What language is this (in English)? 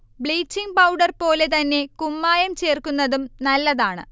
Malayalam